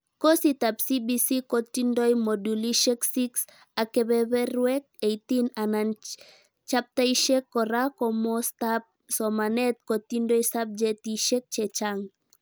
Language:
Kalenjin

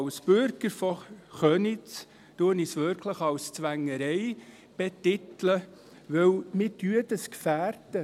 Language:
Swiss German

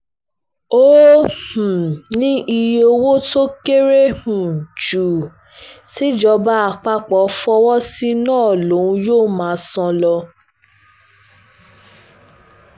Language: Yoruba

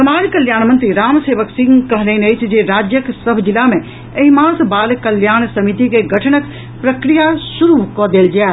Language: Maithili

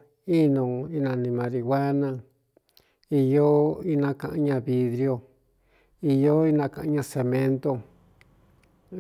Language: Cuyamecalco Mixtec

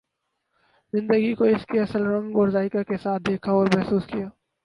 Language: Urdu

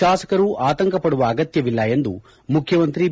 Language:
Kannada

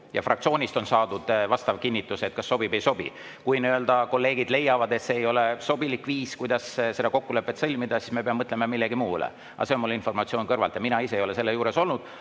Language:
Estonian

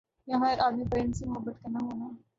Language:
Urdu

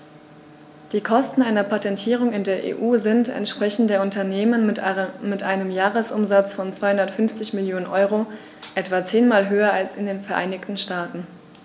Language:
German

